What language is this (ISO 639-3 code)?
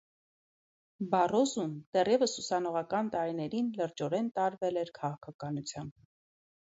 hye